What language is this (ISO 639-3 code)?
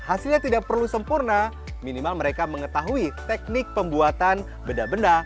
ind